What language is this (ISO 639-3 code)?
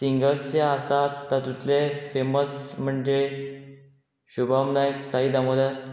kok